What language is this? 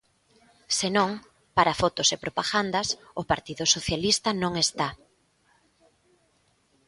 Galician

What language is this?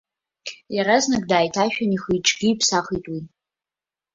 Abkhazian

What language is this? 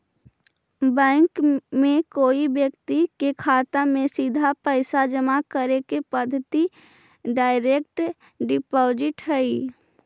Magahi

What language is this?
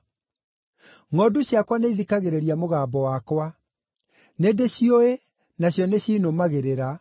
Kikuyu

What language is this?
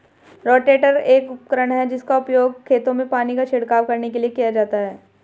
Hindi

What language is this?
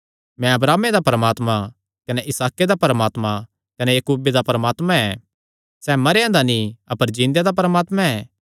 Kangri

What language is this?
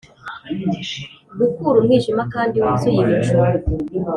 Kinyarwanda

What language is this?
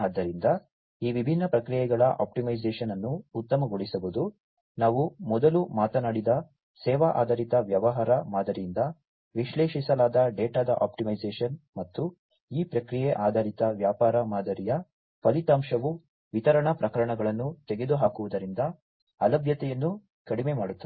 Kannada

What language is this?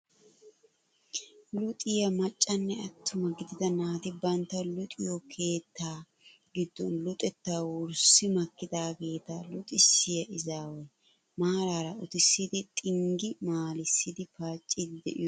Wolaytta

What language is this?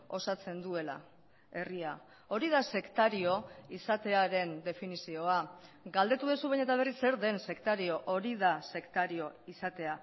Basque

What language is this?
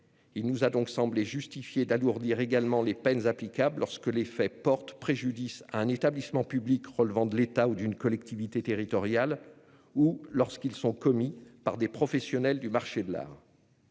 French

